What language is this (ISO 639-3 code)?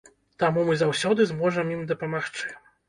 bel